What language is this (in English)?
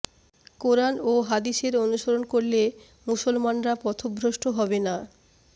Bangla